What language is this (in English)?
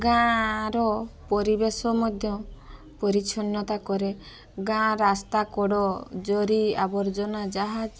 Odia